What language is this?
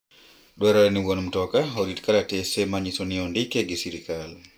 Luo (Kenya and Tanzania)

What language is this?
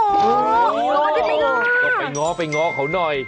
Thai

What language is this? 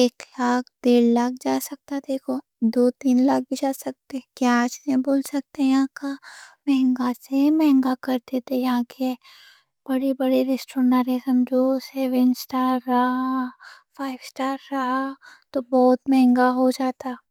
Deccan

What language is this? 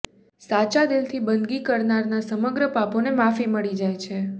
Gujarati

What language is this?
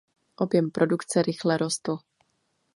Czech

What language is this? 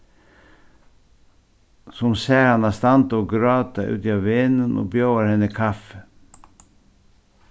Faroese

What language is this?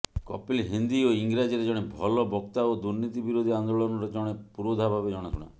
Odia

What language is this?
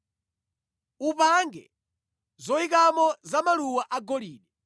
Nyanja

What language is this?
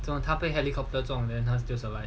English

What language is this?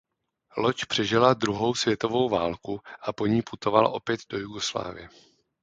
Czech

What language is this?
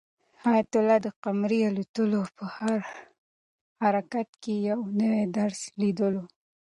Pashto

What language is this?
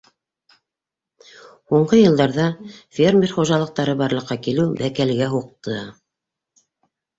Bashkir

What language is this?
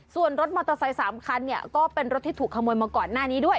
Thai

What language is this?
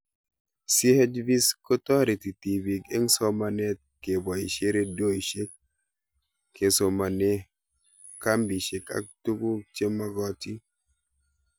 Kalenjin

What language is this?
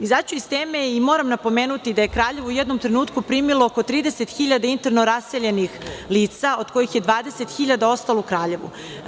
Serbian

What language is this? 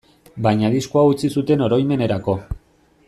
Basque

